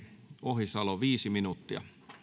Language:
Finnish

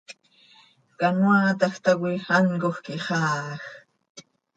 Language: Seri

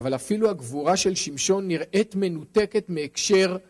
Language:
Hebrew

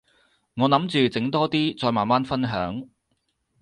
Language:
Cantonese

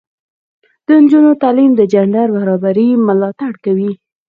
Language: Pashto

